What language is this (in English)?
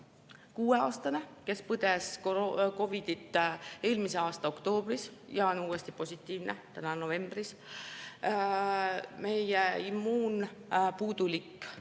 Estonian